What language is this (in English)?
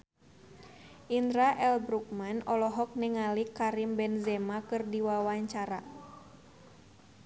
Sundanese